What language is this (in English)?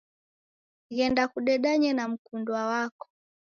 Taita